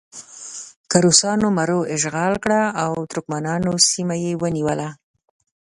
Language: Pashto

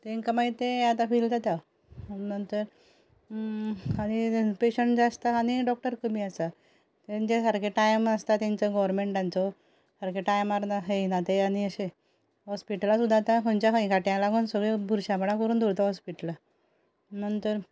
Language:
Konkani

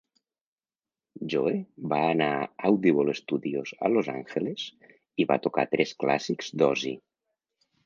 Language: Catalan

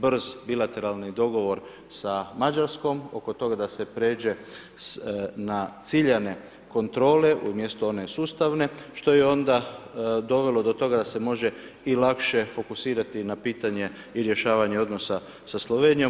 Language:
Croatian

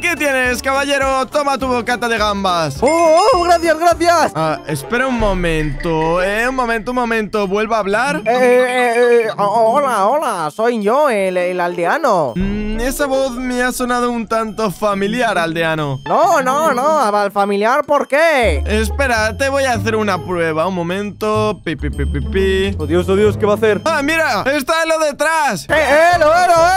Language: Spanish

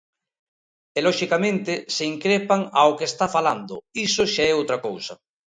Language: Galician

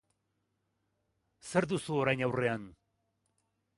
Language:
Basque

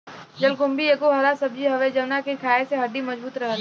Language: Bhojpuri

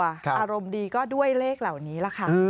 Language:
Thai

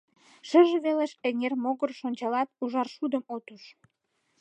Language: Mari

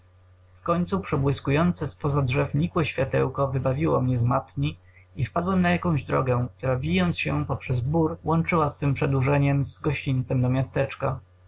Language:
Polish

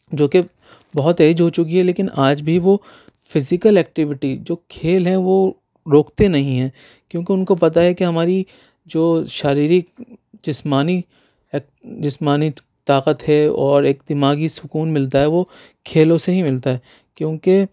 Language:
Urdu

